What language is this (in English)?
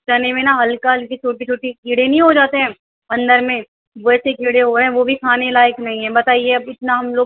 Urdu